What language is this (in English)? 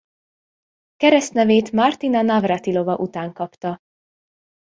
Hungarian